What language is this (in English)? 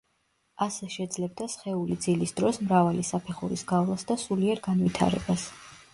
Georgian